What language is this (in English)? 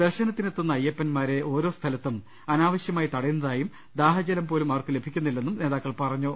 Malayalam